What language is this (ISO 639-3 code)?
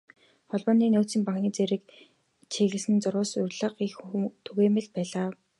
mon